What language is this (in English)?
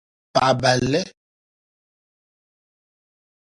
Dagbani